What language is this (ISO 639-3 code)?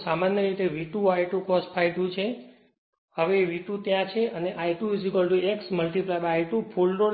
guj